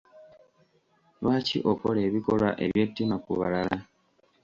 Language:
Ganda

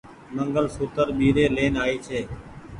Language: Goaria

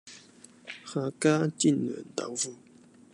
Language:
Cantonese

